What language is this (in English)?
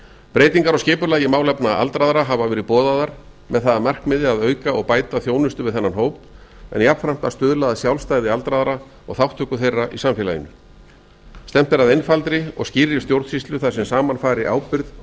Icelandic